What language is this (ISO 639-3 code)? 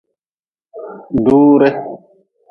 nmz